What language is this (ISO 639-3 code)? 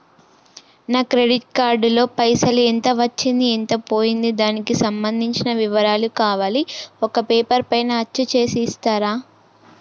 tel